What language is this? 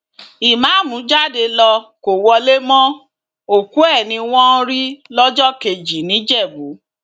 Yoruba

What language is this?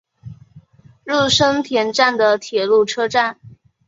Chinese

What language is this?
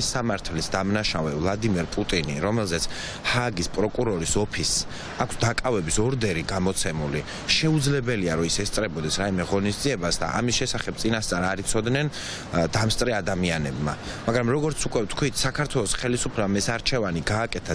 Romanian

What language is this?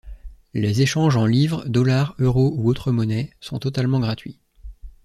French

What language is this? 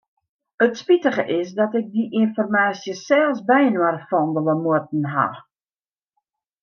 Western Frisian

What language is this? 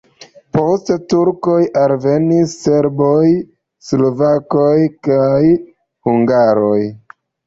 Esperanto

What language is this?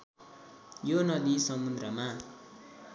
Nepali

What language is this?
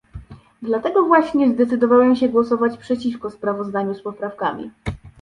Polish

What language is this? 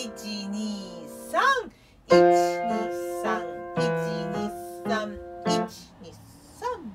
Japanese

